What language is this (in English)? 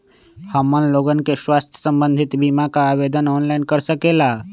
Magahi